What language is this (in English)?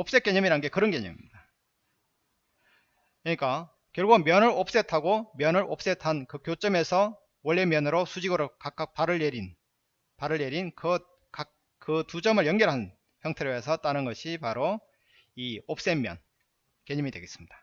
Korean